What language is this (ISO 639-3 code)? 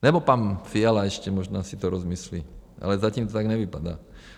ces